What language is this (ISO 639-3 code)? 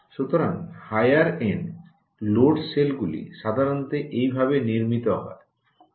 ben